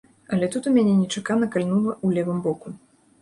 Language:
Belarusian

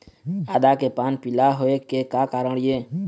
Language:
Chhattisgarhi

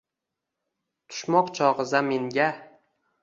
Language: Uzbek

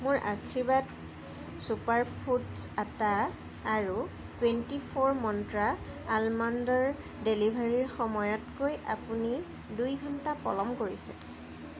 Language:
Assamese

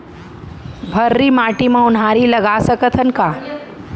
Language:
Chhattisgarhi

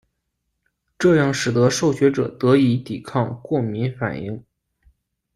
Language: Chinese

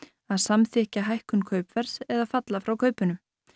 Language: Icelandic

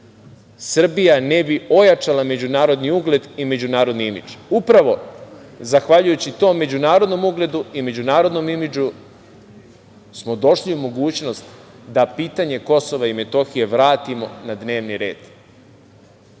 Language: Serbian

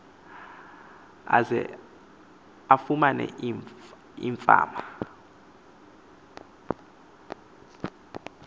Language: Xhosa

